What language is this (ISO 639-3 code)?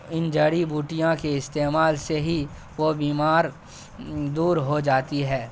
urd